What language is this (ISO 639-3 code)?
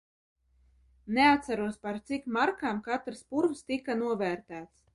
lav